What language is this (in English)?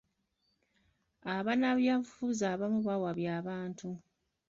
Ganda